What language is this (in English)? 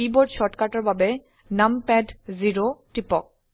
Assamese